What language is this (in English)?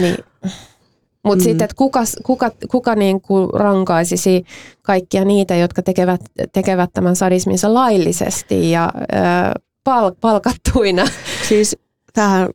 Finnish